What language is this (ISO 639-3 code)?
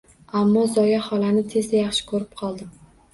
uzb